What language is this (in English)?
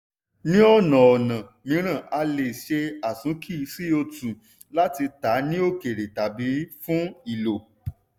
Yoruba